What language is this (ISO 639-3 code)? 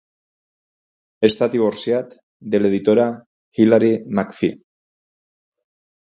cat